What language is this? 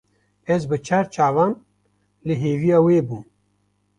Kurdish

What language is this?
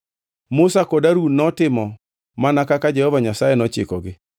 Luo (Kenya and Tanzania)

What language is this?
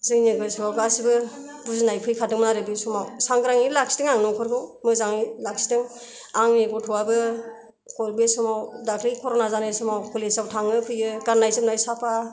Bodo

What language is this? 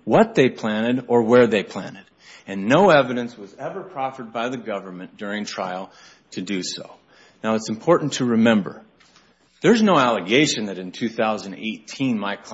English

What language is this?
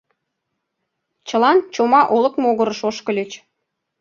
Mari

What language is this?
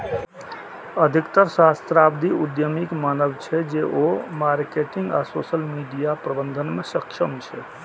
Maithili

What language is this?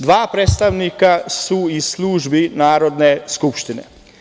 Serbian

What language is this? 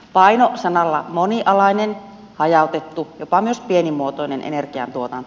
Finnish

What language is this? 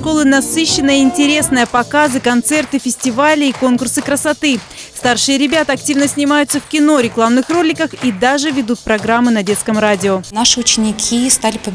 Russian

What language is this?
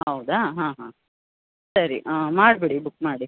Kannada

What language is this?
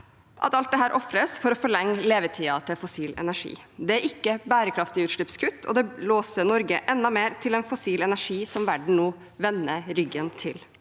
Norwegian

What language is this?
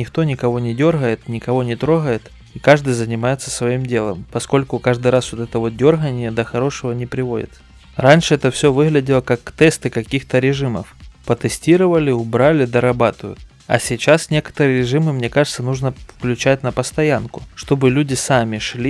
Russian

